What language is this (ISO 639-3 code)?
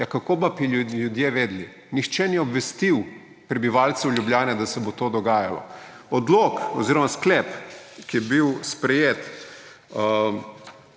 slv